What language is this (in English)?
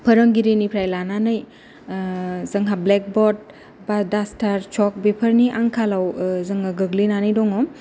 Bodo